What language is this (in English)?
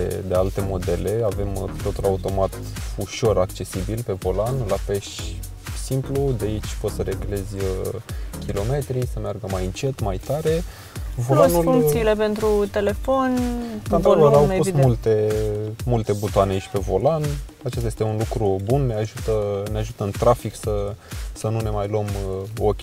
Romanian